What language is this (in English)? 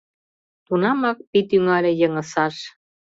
Mari